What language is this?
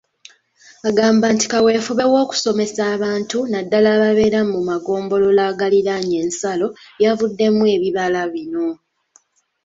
Ganda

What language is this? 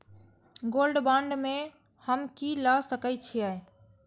Maithili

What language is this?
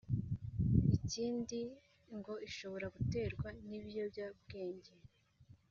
Kinyarwanda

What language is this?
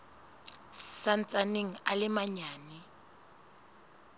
Southern Sotho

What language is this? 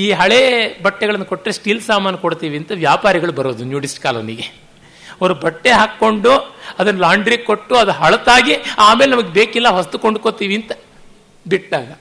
Kannada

